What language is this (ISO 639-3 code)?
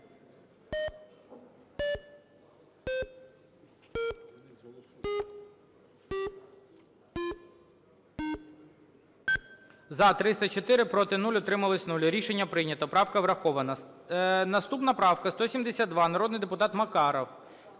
ukr